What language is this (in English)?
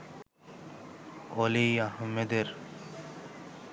Bangla